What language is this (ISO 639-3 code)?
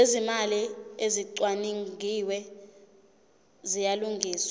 zul